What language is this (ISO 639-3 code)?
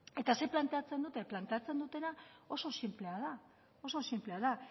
eus